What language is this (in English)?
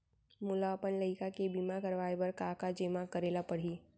Chhattisgarhi